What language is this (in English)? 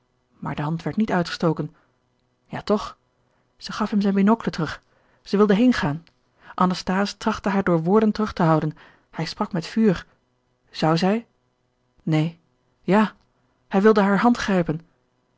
Dutch